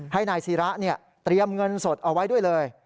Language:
Thai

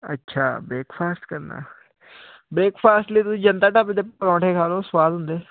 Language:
Punjabi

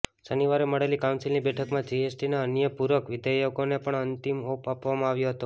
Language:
Gujarati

